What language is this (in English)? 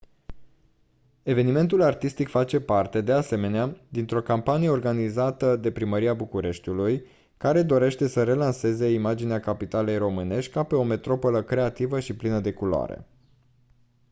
Romanian